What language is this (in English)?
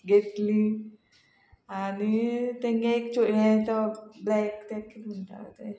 Konkani